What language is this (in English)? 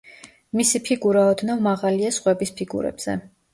Georgian